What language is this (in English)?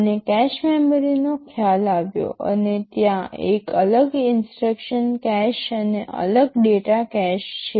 Gujarati